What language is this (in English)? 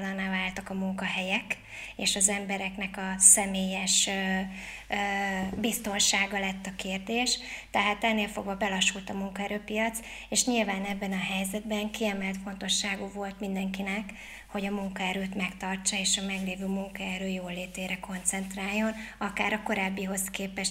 Hungarian